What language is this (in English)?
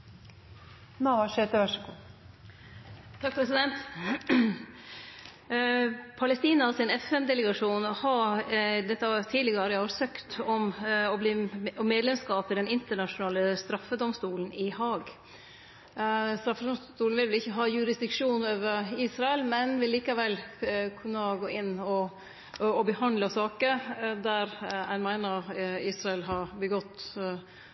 Norwegian